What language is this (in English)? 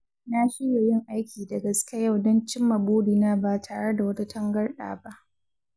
Hausa